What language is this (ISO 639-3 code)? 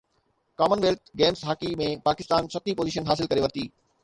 snd